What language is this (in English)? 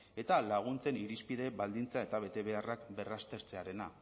Basque